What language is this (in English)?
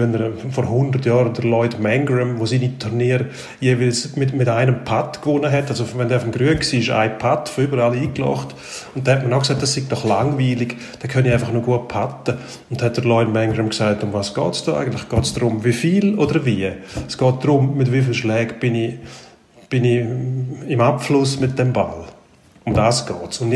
German